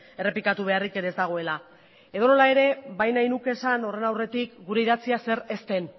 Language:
Basque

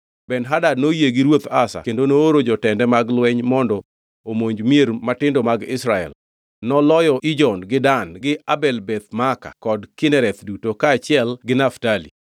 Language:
Luo (Kenya and Tanzania)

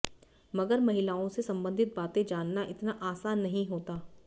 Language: Hindi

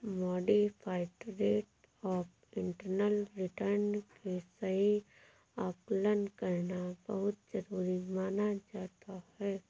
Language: Hindi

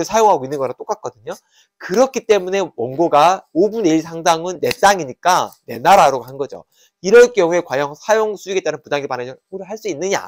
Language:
Korean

